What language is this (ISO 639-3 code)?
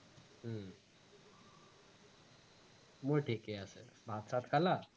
asm